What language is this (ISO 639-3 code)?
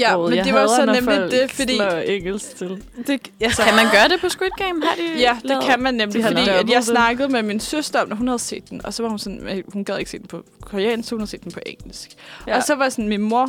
dan